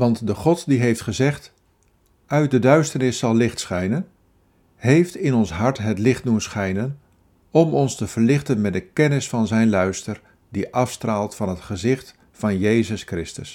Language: Dutch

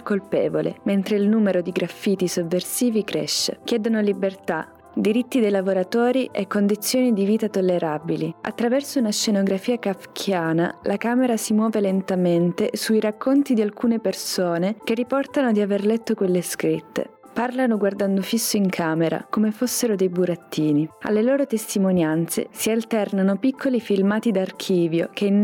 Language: Italian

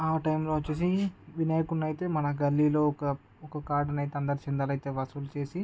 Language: Telugu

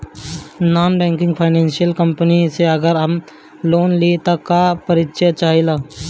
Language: Bhojpuri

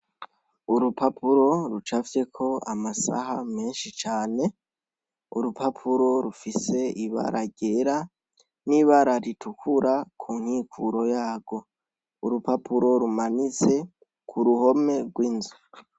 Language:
Rundi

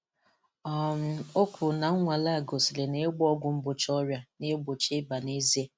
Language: Igbo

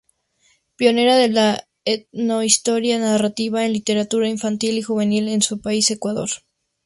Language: Spanish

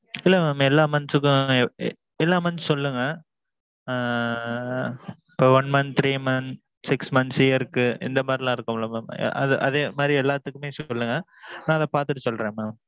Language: Tamil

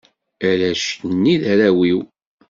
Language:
Kabyle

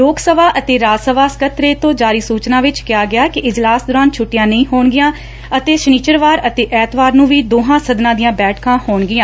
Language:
Punjabi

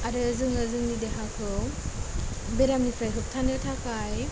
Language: Bodo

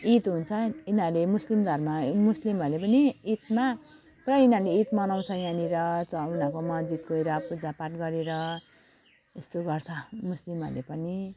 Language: Nepali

